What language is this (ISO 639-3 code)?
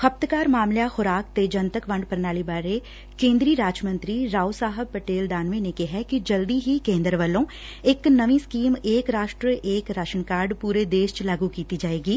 pan